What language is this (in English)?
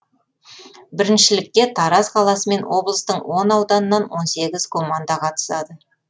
Kazakh